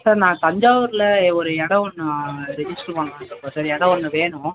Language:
Tamil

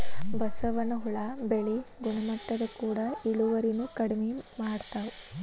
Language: Kannada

